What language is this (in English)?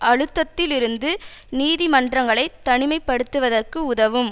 Tamil